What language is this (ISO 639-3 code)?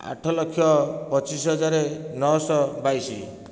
ori